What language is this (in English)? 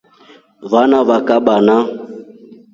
Rombo